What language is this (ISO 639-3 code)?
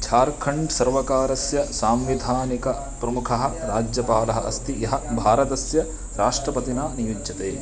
san